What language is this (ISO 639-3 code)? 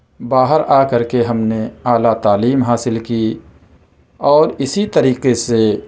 urd